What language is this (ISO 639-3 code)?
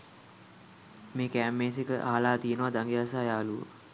sin